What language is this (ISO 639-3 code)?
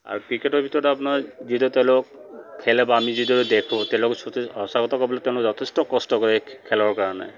asm